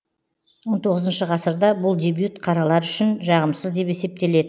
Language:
Kazakh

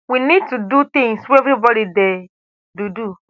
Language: Nigerian Pidgin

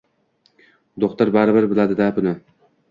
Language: Uzbek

